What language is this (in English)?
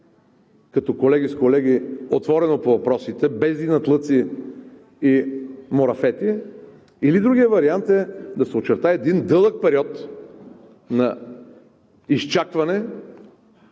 Bulgarian